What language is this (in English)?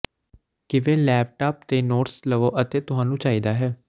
Punjabi